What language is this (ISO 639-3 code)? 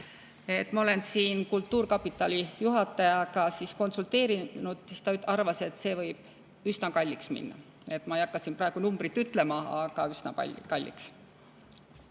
est